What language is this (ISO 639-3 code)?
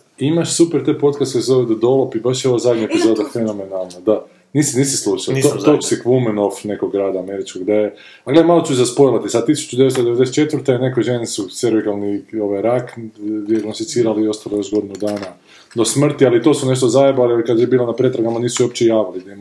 hrv